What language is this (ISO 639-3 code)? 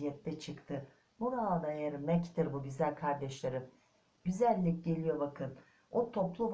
tur